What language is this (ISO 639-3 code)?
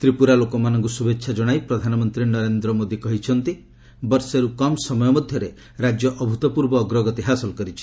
ori